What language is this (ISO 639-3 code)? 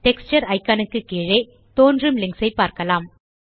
tam